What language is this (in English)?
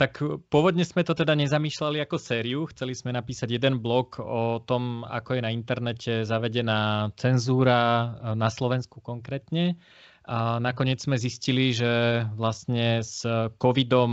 Slovak